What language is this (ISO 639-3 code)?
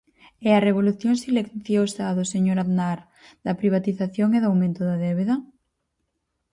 glg